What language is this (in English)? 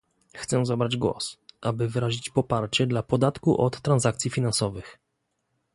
Polish